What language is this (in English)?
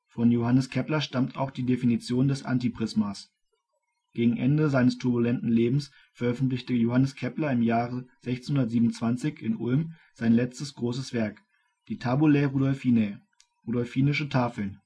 German